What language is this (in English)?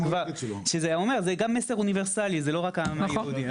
Hebrew